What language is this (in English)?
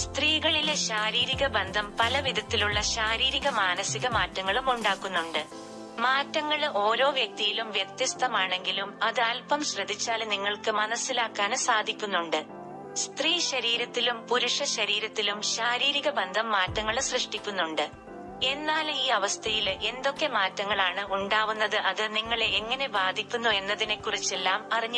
Malayalam